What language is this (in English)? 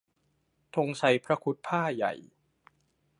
Thai